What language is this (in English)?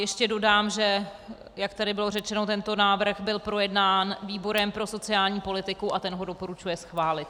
Czech